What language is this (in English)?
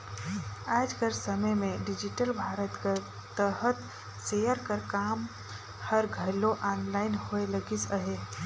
Chhattisgarhi